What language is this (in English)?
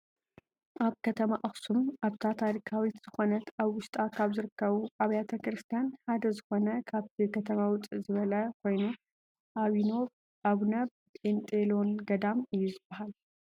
Tigrinya